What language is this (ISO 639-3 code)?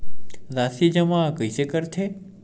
hne